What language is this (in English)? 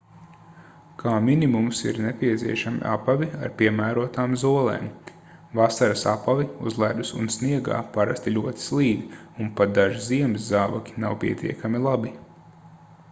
Latvian